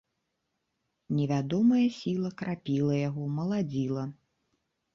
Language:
Belarusian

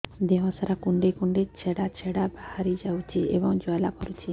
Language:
Odia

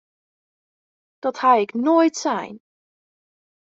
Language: Western Frisian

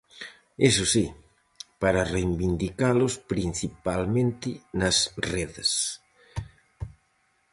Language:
Galician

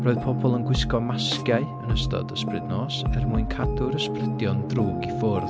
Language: Welsh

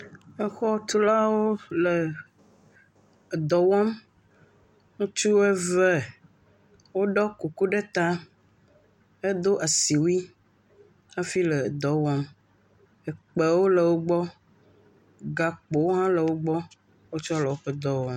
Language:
Ewe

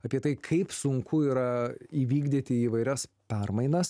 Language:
Lithuanian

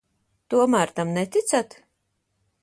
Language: Latvian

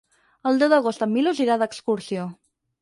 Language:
Catalan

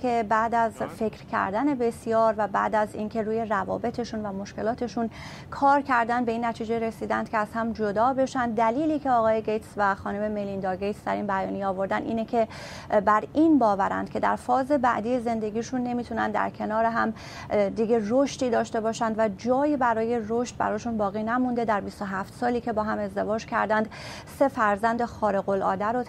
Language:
Persian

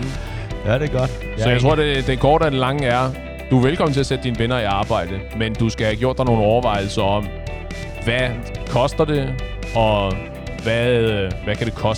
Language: Danish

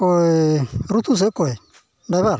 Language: Santali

